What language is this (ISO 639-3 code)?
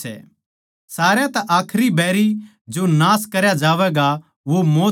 bgc